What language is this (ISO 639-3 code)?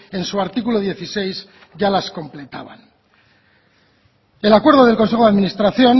spa